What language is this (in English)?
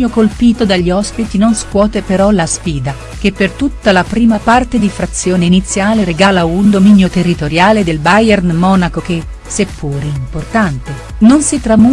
Italian